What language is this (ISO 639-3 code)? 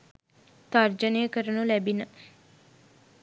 sin